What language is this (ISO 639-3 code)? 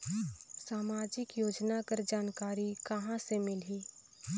hne